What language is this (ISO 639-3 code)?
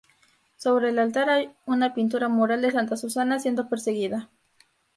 spa